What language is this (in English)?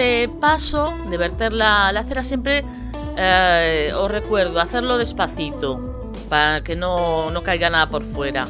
Spanish